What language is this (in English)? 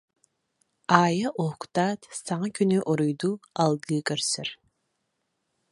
Yakut